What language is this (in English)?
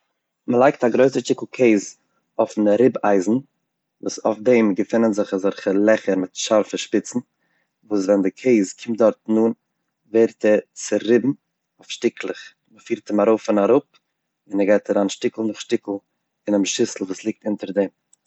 Yiddish